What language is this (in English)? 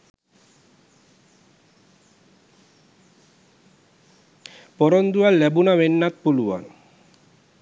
Sinhala